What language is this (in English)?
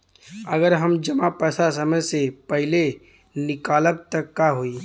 Bhojpuri